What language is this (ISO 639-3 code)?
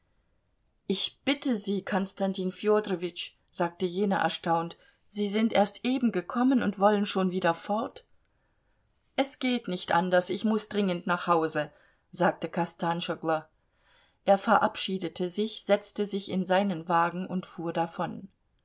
deu